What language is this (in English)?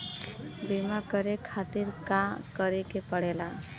Bhojpuri